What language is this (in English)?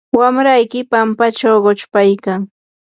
Yanahuanca Pasco Quechua